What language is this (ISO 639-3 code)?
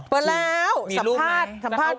tha